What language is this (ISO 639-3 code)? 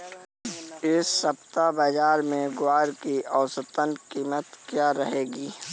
hin